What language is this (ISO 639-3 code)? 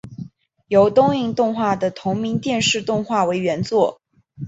zho